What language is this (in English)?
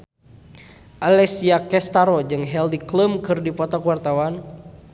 Sundanese